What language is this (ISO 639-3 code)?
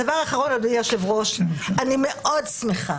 heb